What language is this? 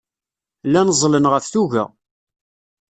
Kabyle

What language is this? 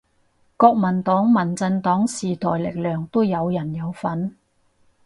Cantonese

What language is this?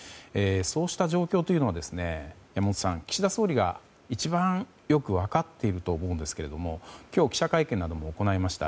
Japanese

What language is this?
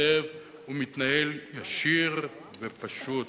Hebrew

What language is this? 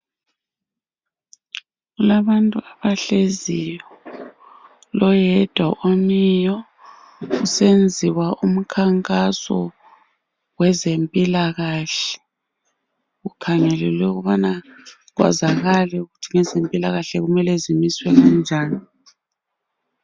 North Ndebele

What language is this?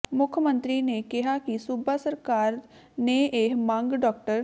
Punjabi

